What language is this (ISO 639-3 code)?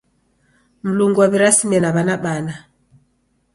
dav